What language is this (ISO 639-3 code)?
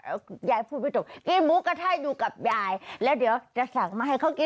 tha